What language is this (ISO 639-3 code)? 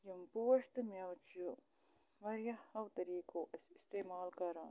kas